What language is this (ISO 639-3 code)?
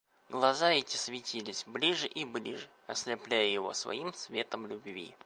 rus